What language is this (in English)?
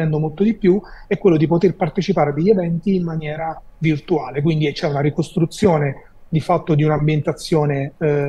Italian